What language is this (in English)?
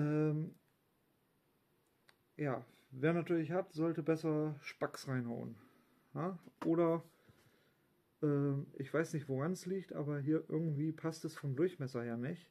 German